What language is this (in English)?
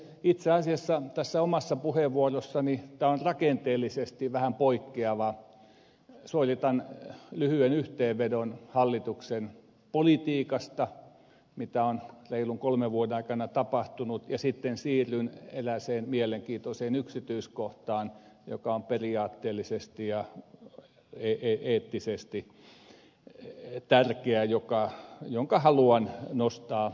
Finnish